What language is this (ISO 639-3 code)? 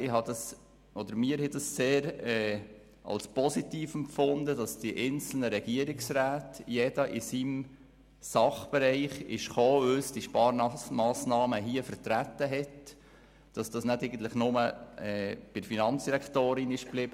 gsw